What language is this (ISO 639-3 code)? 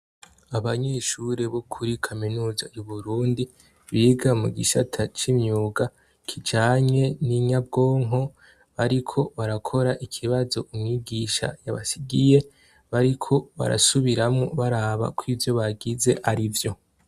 run